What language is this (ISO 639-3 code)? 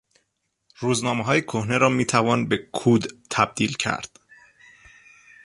fas